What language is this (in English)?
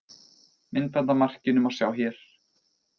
Icelandic